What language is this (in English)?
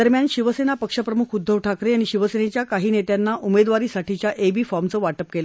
Marathi